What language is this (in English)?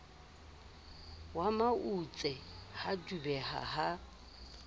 Southern Sotho